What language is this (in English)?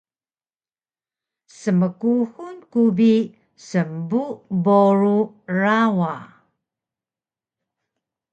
Taroko